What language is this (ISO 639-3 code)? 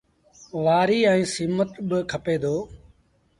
sbn